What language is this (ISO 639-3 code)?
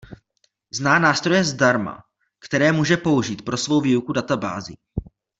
ces